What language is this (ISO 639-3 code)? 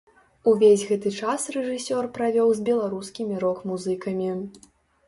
bel